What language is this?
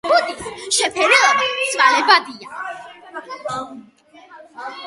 Georgian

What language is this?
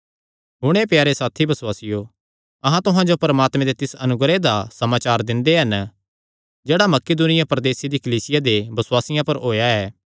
Kangri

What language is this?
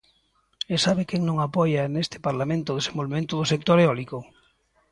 Galician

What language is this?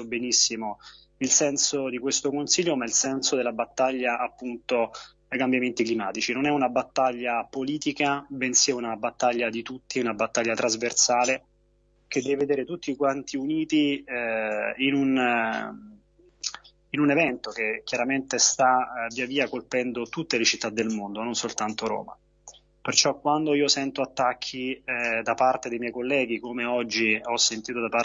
Italian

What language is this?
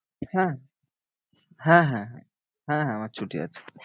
Bangla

